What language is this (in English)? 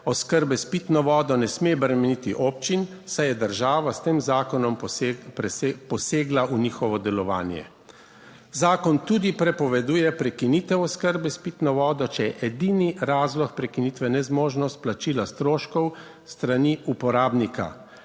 Slovenian